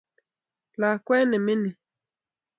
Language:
Kalenjin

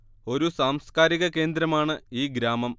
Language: Malayalam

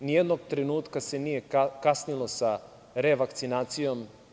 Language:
Serbian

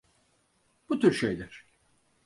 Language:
Turkish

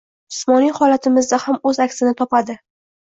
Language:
Uzbek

